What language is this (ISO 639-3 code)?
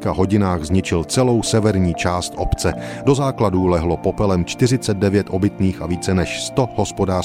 ces